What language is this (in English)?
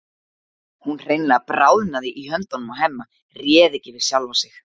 Icelandic